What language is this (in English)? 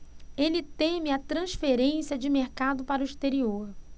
Portuguese